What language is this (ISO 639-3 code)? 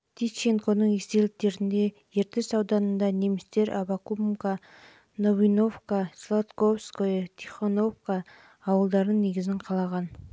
kaz